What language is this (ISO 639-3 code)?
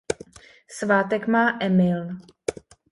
ces